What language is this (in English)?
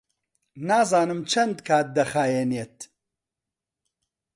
Central Kurdish